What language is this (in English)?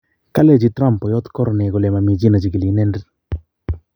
Kalenjin